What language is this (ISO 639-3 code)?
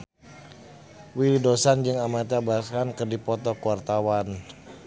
sun